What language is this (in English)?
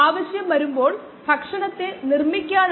Malayalam